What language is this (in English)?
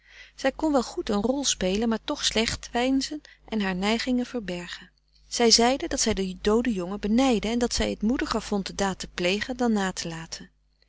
Dutch